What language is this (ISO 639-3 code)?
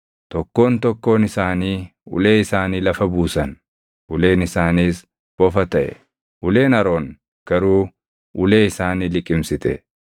orm